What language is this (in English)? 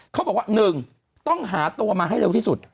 Thai